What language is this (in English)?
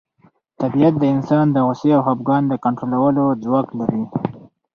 Pashto